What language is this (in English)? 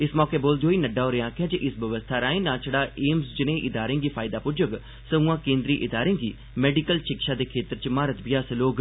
Dogri